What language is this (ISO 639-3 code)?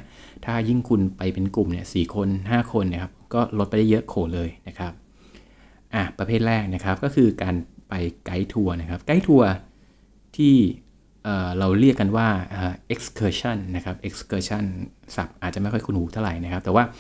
tha